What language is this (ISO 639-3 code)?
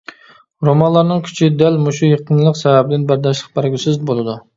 uig